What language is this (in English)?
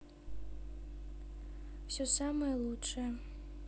Russian